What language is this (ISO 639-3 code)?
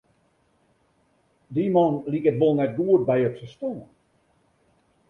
fry